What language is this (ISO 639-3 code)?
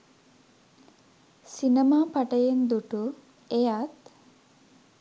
sin